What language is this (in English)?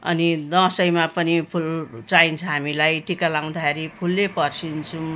Nepali